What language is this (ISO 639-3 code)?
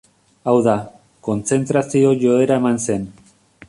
eus